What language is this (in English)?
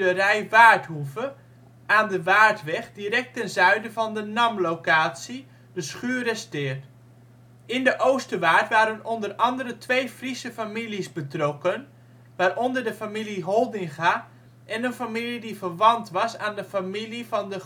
Dutch